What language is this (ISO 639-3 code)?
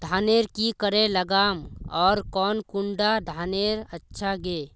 mag